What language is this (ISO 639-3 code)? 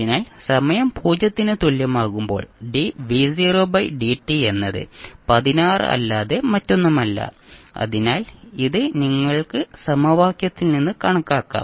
mal